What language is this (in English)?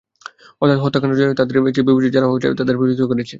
Bangla